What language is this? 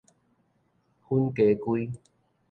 Min Nan Chinese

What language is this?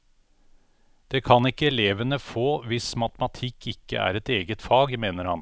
Norwegian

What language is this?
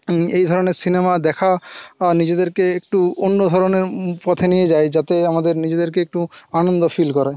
Bangla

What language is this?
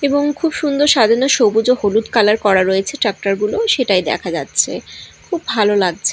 Bangla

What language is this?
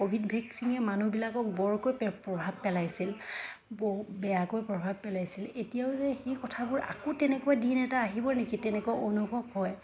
Assamese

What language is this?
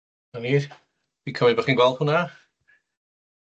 Welsh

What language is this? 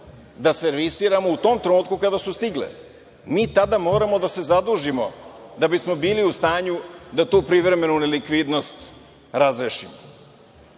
Serbian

